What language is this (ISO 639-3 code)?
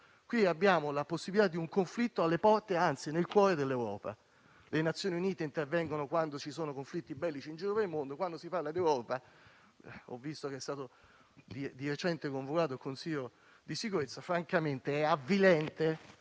ita